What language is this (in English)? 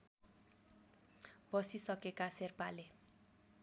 Nepali